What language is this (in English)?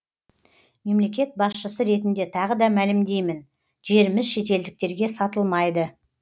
Kazakh